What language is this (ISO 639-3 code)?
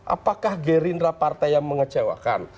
ind